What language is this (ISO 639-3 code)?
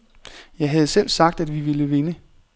dan